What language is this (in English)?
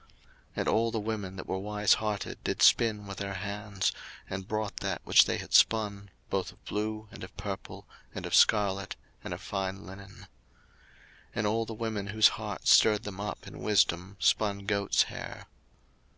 English